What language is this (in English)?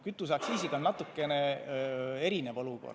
Estonian